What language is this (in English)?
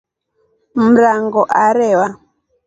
Rombo